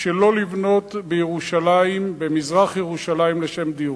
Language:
Hebrew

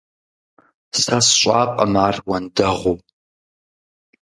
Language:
Kabardian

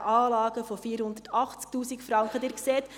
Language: Swiss German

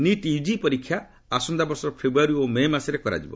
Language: Odia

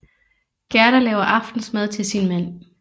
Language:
Danish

